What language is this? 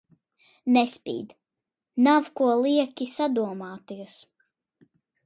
Latvian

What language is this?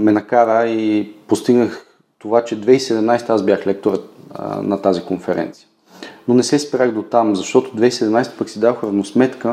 Bulgarian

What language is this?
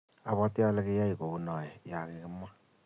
Kalenjin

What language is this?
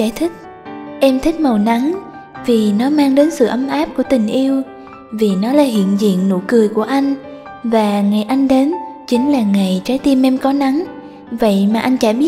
Vietnamese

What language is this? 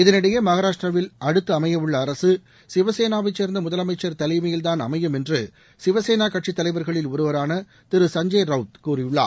Tamil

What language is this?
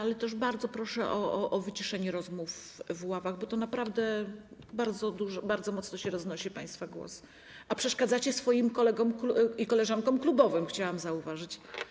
Polish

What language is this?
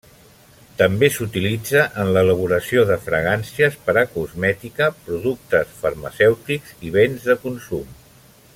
Catalan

